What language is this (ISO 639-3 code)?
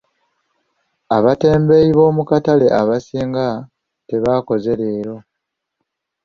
lug